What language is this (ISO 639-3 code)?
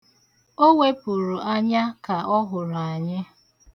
ibo